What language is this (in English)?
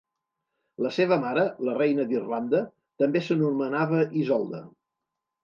Catalan